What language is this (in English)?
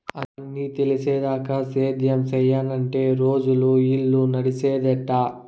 Telugu